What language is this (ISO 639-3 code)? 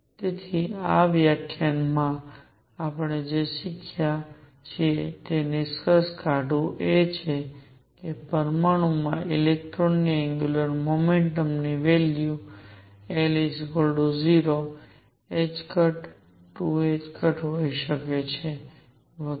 guj